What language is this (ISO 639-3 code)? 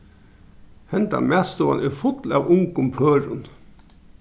fao